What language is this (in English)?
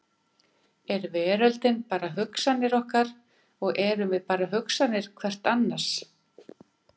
Icelandic